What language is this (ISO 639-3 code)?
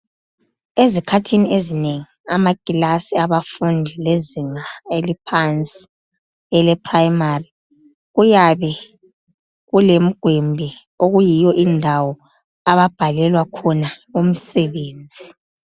nde